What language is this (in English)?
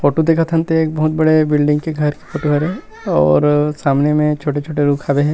Chhattisgarhi